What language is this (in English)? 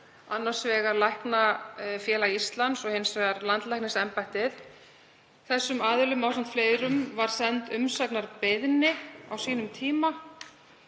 Icelandic